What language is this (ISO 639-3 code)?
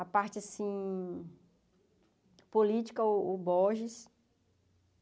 por